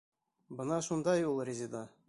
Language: Bashkir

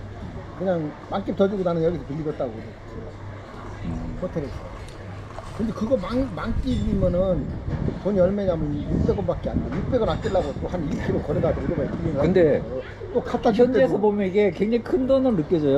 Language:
Korean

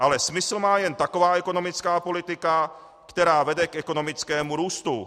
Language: Czech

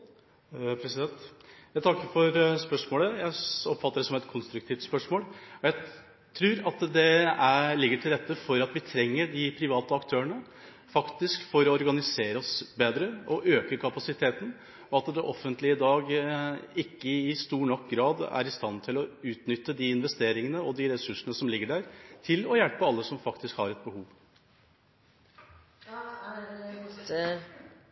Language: Norwegian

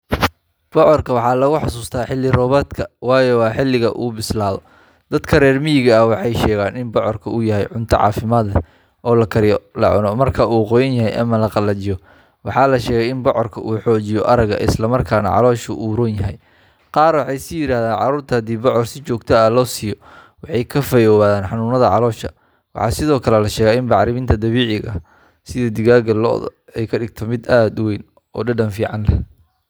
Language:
Somali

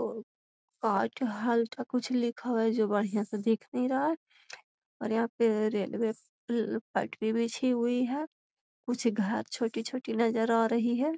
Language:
Magahi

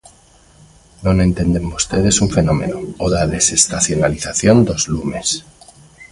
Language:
Galician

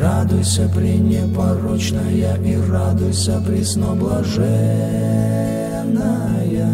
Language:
Russian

